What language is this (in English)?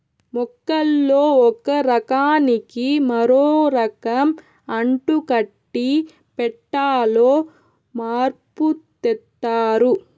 Telugu